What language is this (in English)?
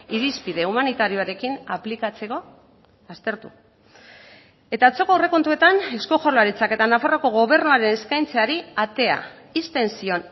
Basque